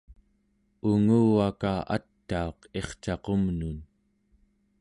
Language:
Central Yupik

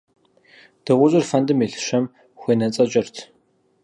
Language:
Kabardian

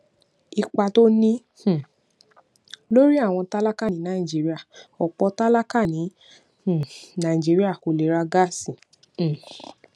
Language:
Yoruba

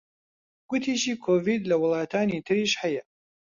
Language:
Central Kurdish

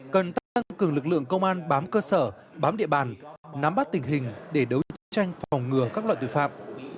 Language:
Vietnamese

